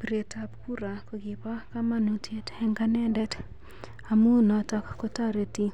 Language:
Kalenjin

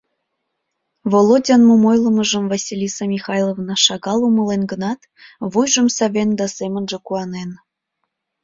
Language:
Mari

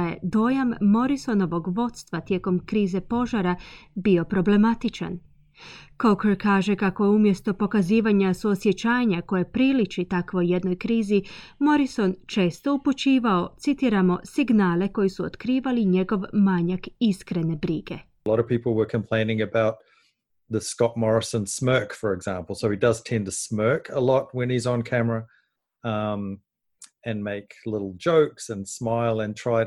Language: Croatian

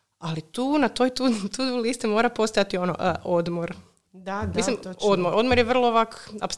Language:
Croatian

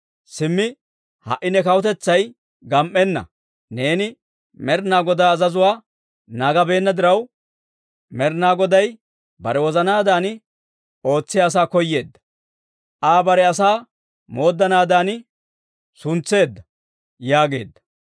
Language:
Dawro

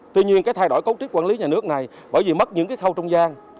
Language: Vietnamese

